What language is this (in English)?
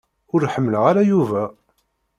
Kabyle